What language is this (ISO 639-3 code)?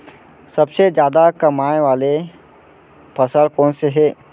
hne